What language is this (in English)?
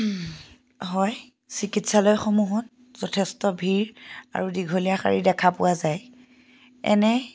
Assamese